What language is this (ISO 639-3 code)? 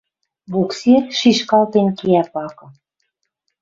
mrj